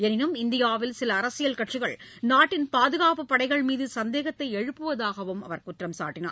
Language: Tamil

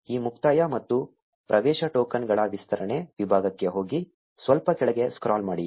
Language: Kannada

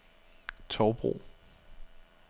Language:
Danish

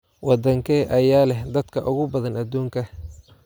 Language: Somali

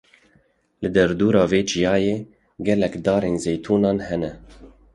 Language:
Kurdish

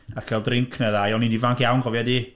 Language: Welsh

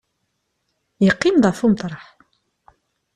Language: Kabyle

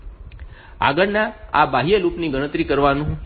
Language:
Gujarati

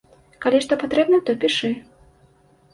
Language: Belarusian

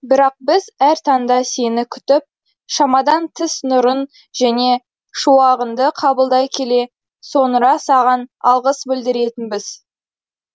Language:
Kazakh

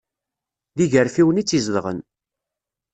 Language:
Kabyle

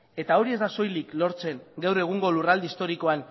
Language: Basque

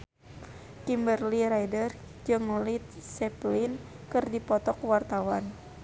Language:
Sundanese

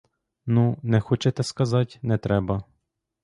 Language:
Ukrainian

